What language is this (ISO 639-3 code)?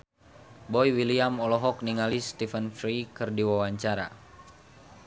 sun